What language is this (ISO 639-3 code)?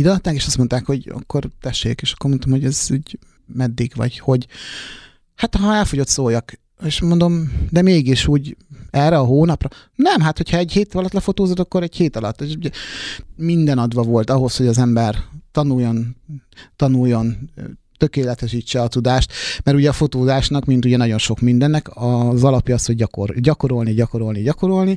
hun